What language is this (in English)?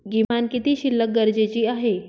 Marathi